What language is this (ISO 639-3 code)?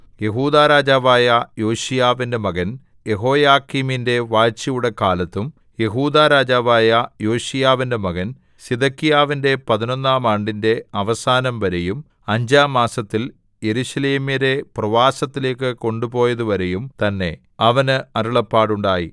mal